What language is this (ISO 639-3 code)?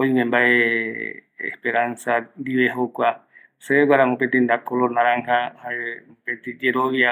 gui